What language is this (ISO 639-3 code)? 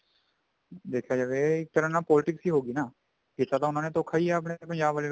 pan